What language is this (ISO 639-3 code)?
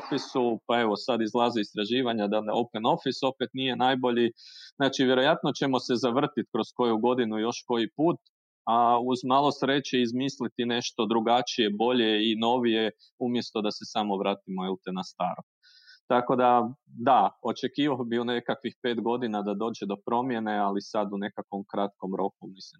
hrv